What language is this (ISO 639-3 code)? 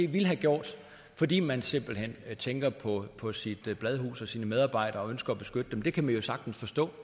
dan